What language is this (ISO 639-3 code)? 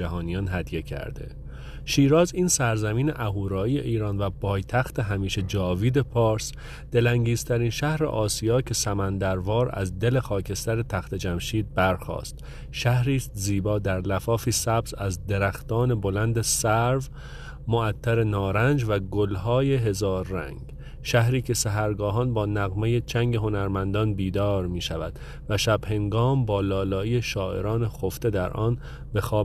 fas